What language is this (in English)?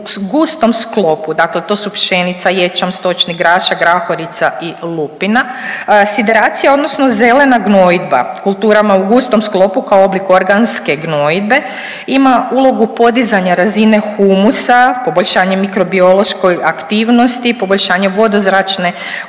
Croatian